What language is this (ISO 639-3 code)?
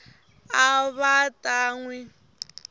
tso